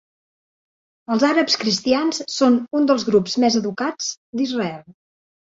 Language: Catalan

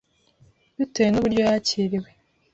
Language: Kinyarwanda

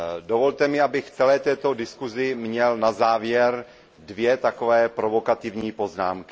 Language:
Czech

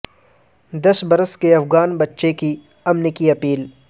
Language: Urdu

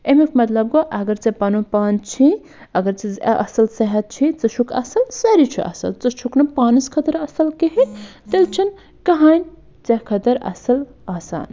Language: Kashmiri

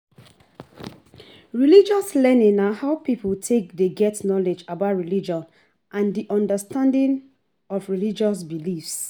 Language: Nigerian Pidgin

